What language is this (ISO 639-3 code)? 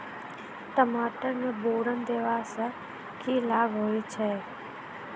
mai